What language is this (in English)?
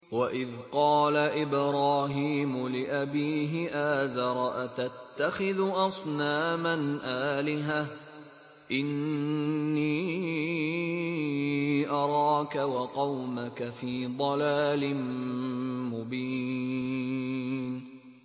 Arabic